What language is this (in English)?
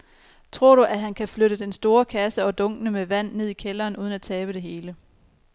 Danish